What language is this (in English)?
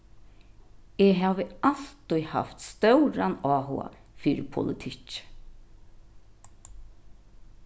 Faroese